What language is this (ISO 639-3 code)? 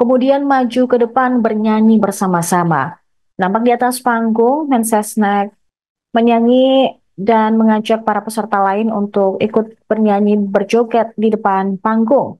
ind